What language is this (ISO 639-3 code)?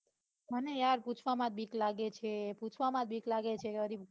guj